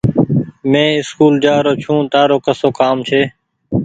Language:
Goaria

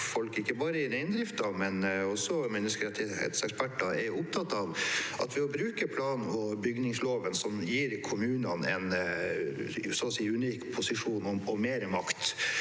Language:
Norwegian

